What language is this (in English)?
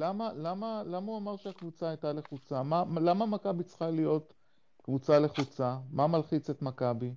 Hebrew